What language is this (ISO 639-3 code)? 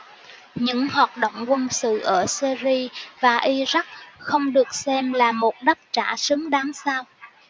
vie